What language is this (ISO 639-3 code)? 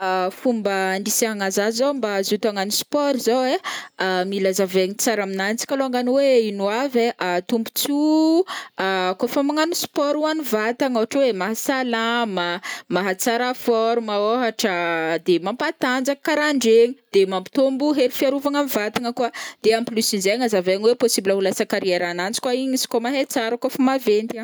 bmm